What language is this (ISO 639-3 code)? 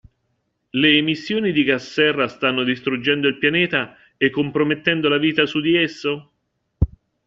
ita